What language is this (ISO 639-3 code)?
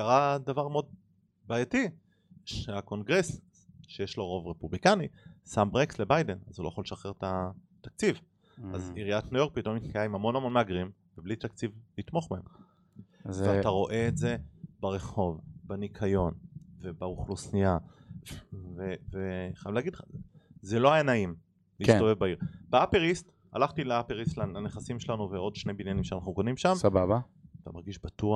heb